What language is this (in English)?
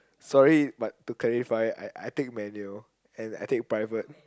English